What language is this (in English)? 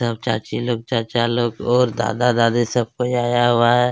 Hindi